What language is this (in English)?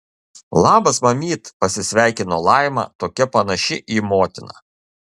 Lithuanian